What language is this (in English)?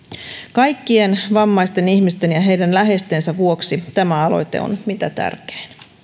Finnish